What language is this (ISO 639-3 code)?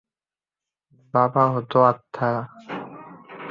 ben